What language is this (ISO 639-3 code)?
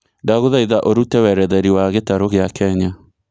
kik